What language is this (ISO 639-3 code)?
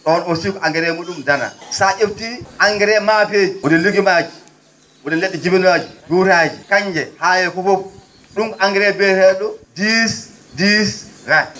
ful